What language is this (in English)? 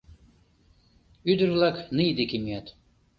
Mari